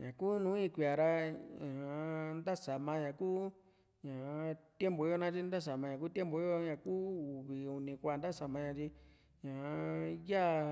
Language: Juxtlahuaca Mixtec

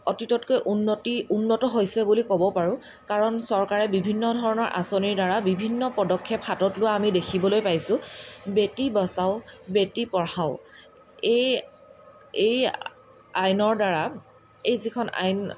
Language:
Assamese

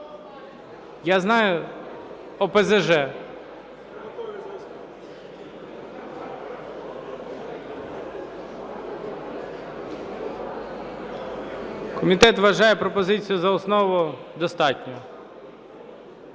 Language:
Ukrainian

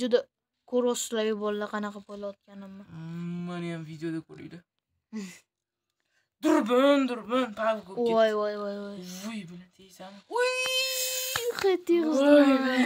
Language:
Turkish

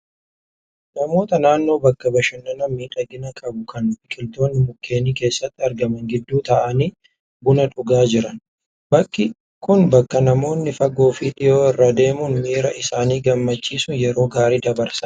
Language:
Oromo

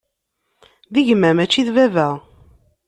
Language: Kabyle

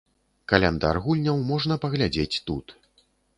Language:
Belarusian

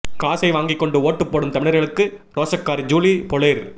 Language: Tamil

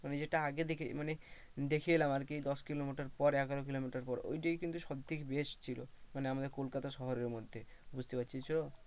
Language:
Bangla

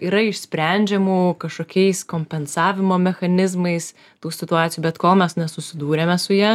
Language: Lithuanian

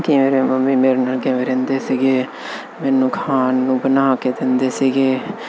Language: Punjabi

